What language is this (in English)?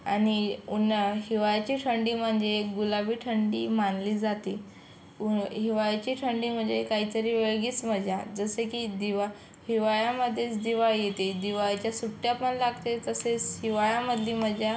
Marathi